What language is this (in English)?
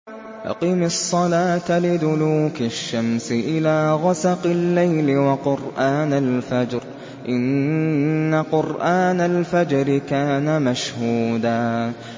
Arabic